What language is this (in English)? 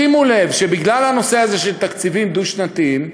Hebrew